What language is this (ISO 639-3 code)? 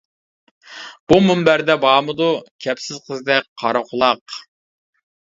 uig